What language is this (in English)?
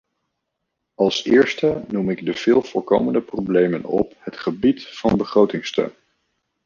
Dutch